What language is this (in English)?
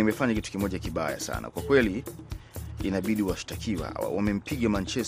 Swahili